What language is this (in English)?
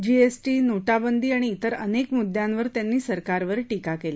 Marathi